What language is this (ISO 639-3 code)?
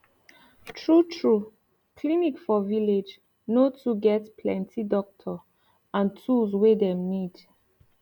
pcm